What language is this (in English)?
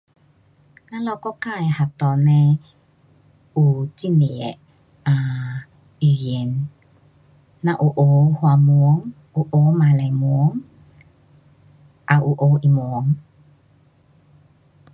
Pu-Xian Chinese